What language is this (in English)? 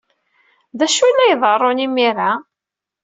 Kabyle